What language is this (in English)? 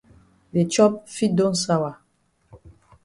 Cameroon Pidgin